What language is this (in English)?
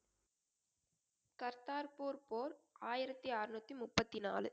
Tamil